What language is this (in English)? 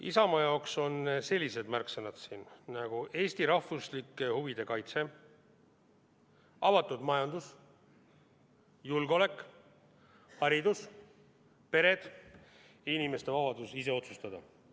Estonian